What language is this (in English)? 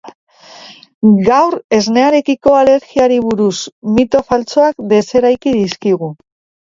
Basque